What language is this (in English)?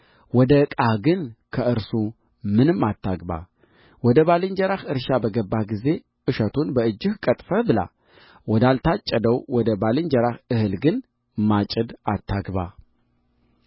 Amharic